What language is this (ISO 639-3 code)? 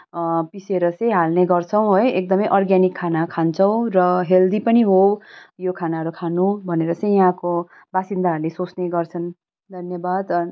nep